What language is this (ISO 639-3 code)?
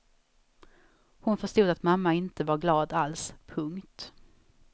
swe